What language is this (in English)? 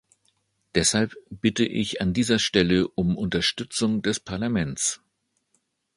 German